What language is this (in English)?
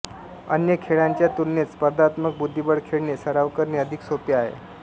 Marathi